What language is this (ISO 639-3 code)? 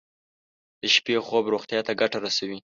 pus